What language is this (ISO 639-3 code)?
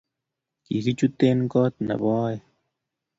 kln